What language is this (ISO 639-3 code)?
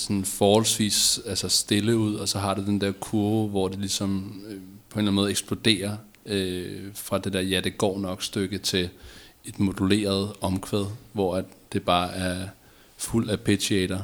dan